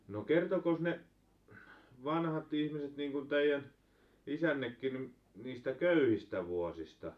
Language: Finnish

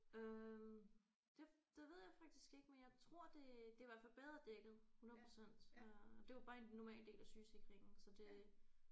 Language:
Danish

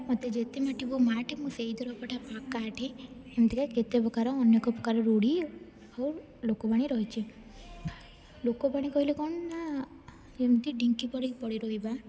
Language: Odia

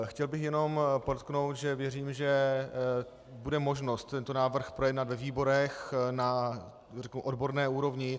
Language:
Czech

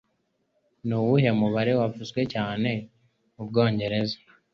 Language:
Kinyarwanda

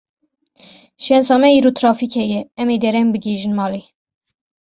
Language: Kurdish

